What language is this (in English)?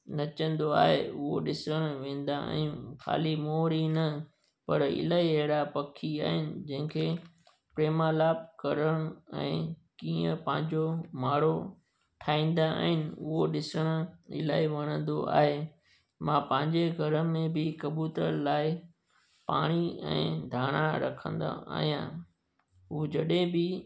Sindhi